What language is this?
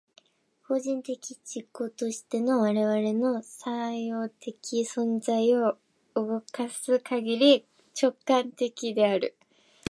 Japanese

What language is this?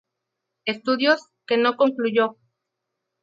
Spanish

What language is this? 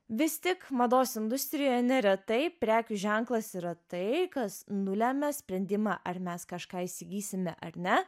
Lithuanian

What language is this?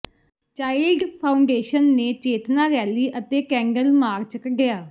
Punjabi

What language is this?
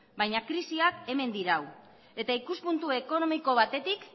Basque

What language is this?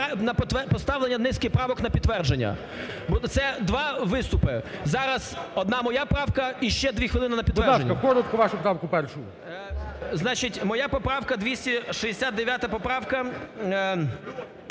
Ukrainian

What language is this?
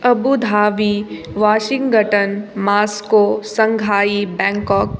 Maithili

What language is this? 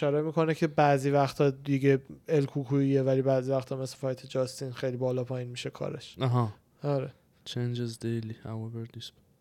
Persian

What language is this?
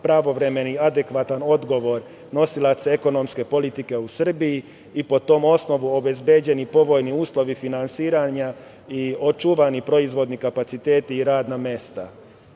Serbian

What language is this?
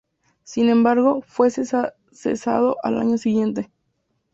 Spanish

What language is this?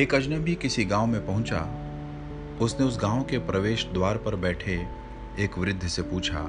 Hindi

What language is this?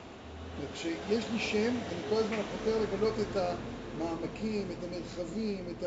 Hebrew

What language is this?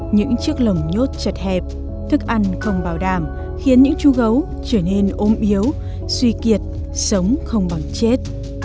Vietnamese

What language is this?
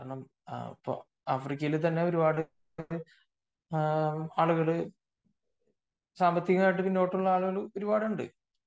Malayalam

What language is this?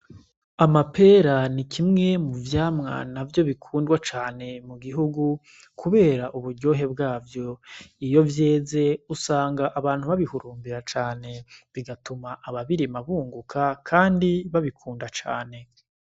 Rundi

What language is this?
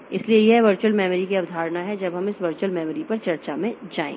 Hindi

